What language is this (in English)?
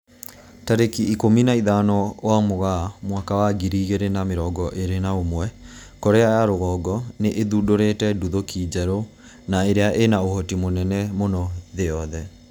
Kikuyu